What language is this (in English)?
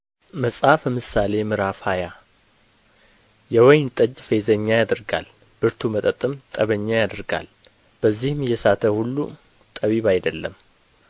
Amharic